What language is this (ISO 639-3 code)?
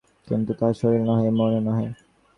ben